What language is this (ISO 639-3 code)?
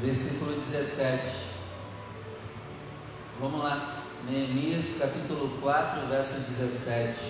por